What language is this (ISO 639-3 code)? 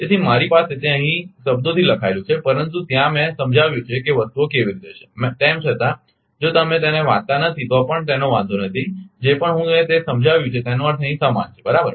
guj